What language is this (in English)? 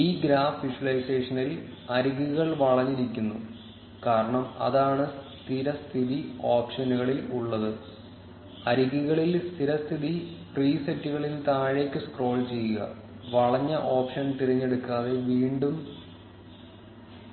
Malayalam